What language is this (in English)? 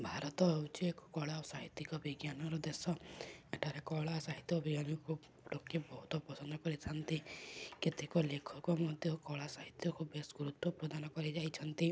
Odia